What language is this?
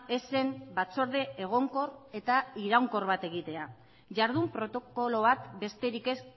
Basque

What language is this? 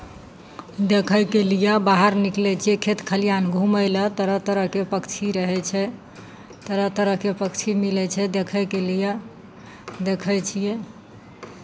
Maithili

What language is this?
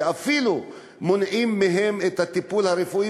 Hebrew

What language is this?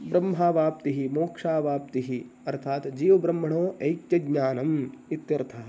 Sanskrit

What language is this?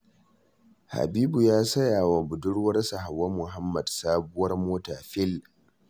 Hausa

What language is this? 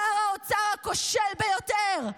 Hebrew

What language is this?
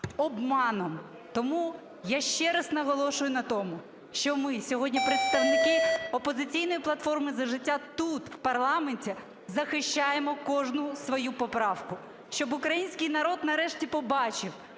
Ukrainian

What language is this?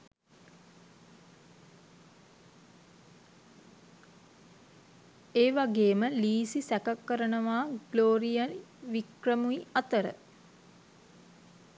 Sinhala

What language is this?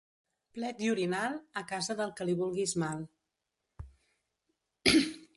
Catalan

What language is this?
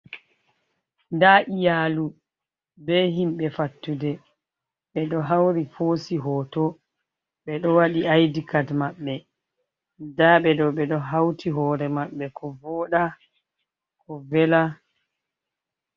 Fula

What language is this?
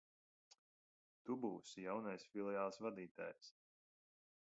Latvian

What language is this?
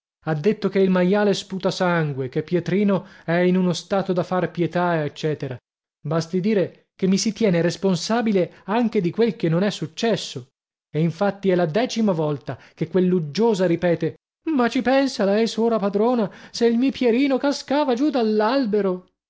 Italian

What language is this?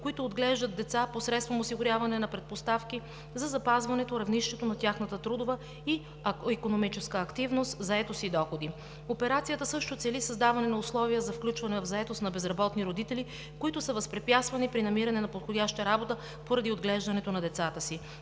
Bulgarian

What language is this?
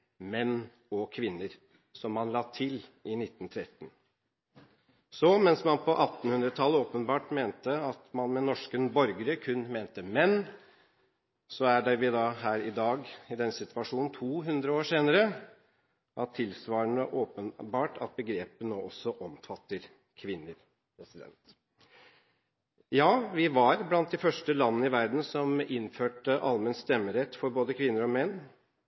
Norwegian Bokmål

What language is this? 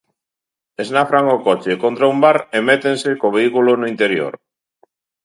Galician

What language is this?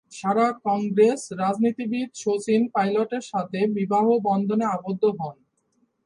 Bangla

